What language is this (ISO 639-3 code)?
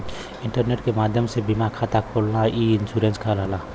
bho